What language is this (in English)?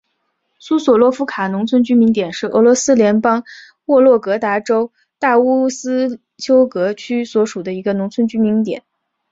Chinese